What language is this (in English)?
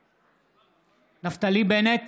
Hebrew